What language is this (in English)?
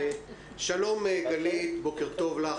Hebrew